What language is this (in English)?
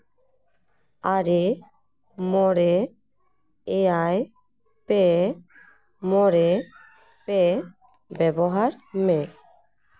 Santali